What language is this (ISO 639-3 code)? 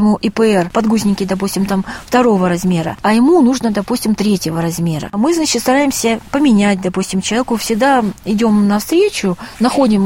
rus